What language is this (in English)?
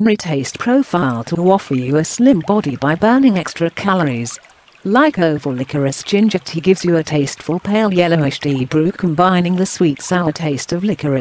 English